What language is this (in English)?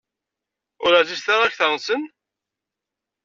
Kabyle